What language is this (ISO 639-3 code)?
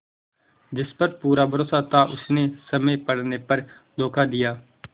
hin